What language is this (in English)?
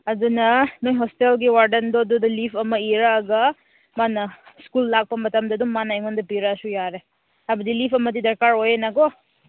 Manipuri